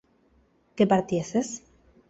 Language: Spanish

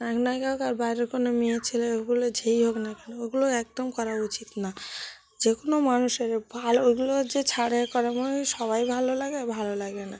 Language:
Bangla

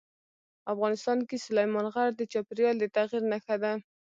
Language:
Pashto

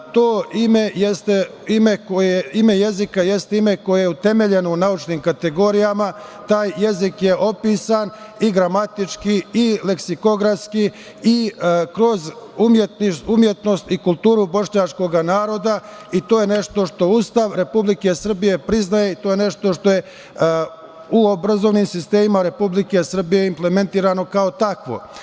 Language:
Serbian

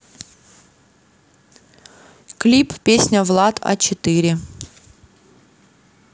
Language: Russian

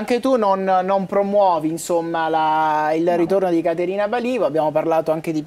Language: Italian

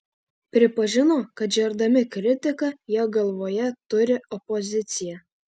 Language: Lithuanian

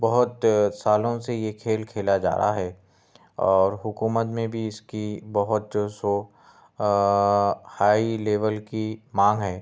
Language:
Urdu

